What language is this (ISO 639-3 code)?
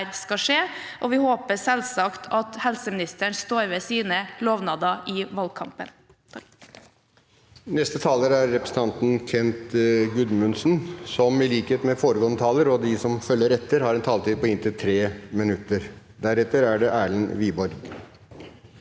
nor